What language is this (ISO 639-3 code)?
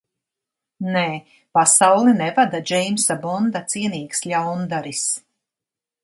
lav